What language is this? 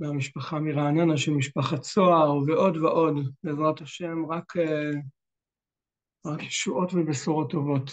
Hebrew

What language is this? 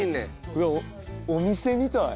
Japanese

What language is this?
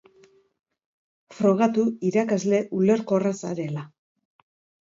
Basque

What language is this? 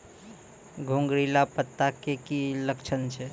Maithili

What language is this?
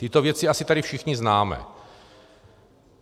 Czech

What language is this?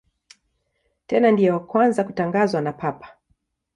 Swahili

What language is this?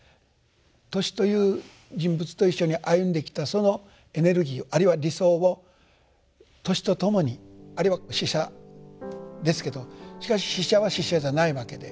Japanese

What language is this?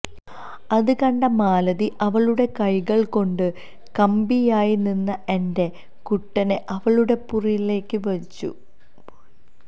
Malayalam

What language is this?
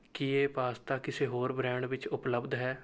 Punjabi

